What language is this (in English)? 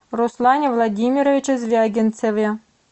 Russian